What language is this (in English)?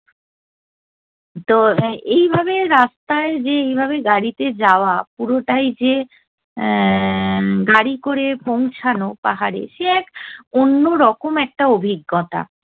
Bangla